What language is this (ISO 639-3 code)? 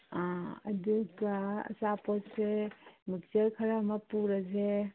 mni